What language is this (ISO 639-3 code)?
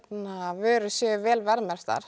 isl